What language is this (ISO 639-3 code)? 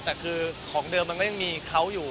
tha